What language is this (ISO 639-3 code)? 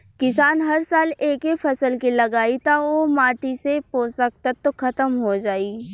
bho